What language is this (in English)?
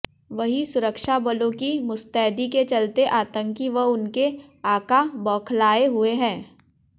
Hindi